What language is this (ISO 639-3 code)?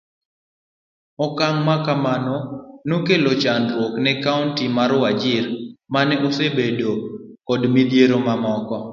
luo